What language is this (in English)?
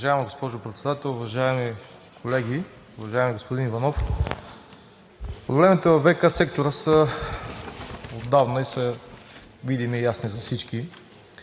Bulgarian